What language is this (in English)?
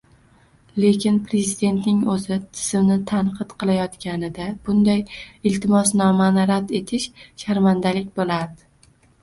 Uzbek